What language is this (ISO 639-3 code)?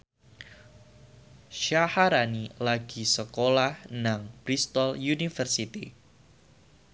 jav